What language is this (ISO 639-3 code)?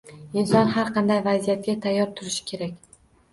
uzb